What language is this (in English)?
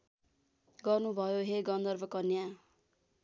Nepali